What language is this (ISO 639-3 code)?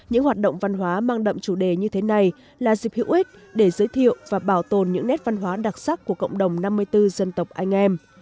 vie